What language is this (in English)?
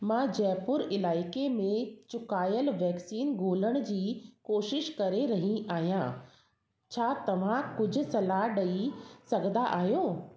Sindhi